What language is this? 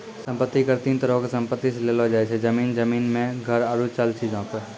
Maithili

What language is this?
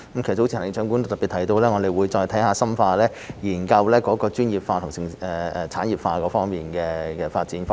Cantonese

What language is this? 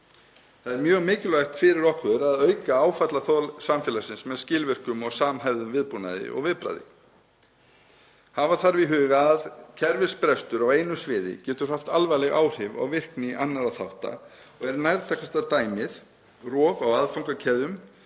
Icelandic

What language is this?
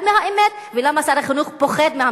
Hebrew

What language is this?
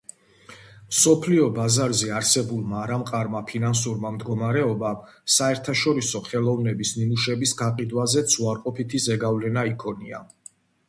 Georgian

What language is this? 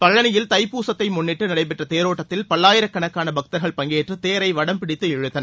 Tamil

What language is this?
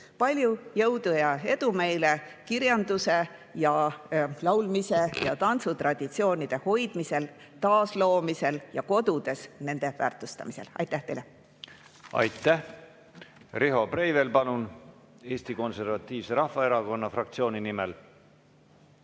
Estonian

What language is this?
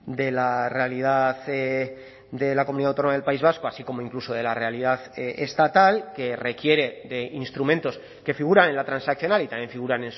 Spanish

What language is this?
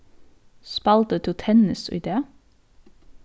Faroese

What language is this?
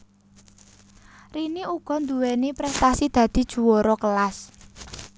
Javanese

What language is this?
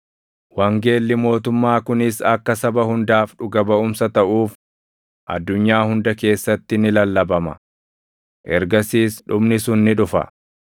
Oromo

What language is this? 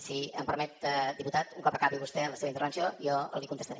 Catalan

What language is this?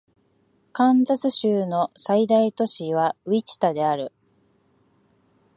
Japanese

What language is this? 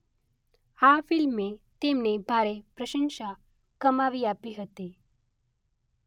Gujarati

